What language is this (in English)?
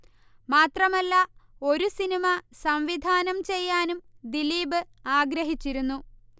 Malayalam